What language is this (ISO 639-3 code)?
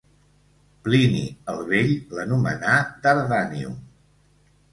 cat